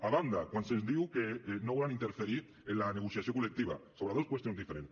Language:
Catalan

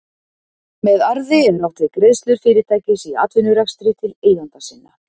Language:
Icelandic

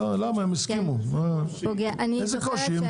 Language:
Hebrew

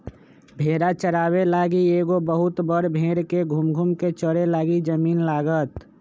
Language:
Magahi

